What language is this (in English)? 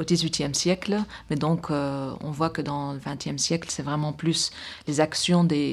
French